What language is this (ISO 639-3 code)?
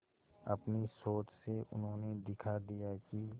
hin